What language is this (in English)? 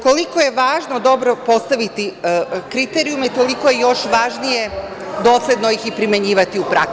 Serbian